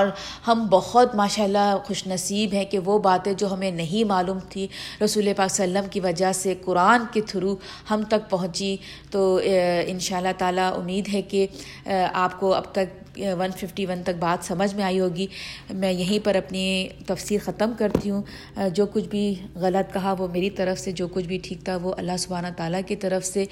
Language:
Urdu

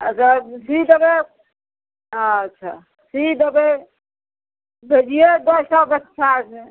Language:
Maithili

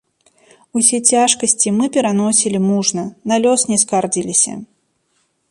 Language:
Belarusian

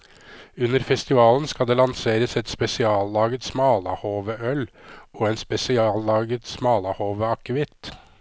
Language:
Norwegian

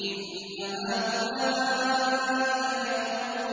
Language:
Arabic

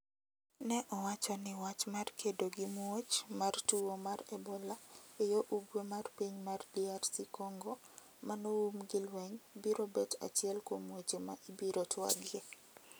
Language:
Luo (Kenya and Tanzania)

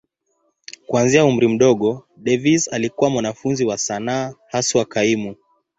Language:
Swahili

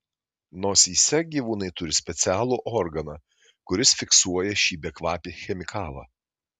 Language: Lithuanian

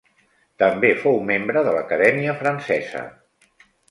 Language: Catalan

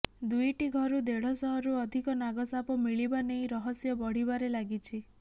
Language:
Odia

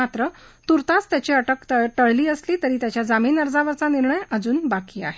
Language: Marathi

